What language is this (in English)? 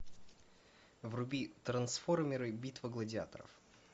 Russian